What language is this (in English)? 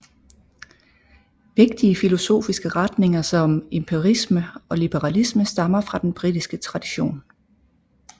Danish